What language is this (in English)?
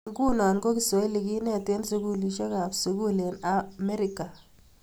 Kalenjin